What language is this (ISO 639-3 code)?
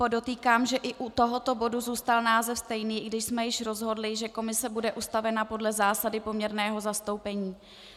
ces